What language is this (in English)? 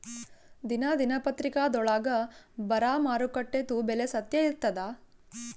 Kannada